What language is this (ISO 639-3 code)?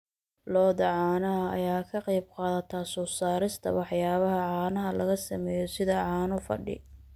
som